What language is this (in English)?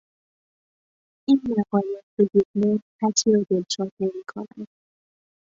Persian